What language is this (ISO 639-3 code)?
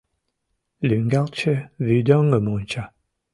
chm